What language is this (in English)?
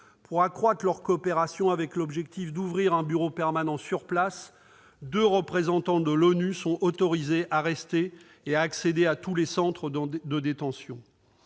French